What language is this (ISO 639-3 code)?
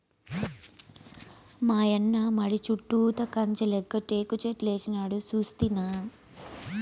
tel